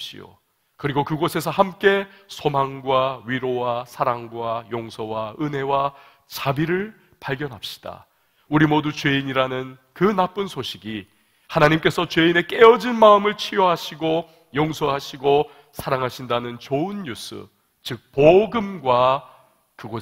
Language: Korean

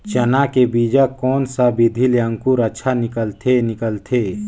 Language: Chhattisgarhi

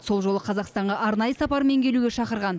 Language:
Kazakh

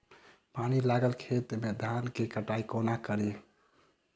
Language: Maithili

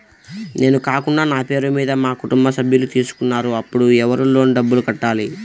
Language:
Telugu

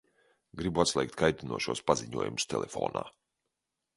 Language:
Latvian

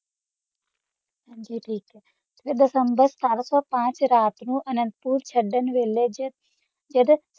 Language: Punjabi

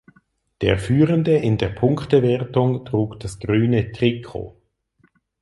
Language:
German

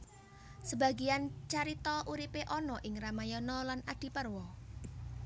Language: Javanese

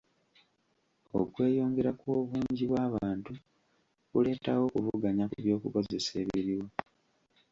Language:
Ganda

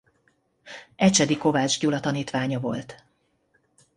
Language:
Hungarian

